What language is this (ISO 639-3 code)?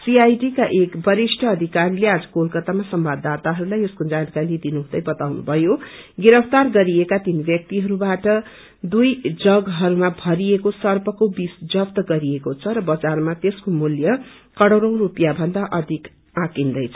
nep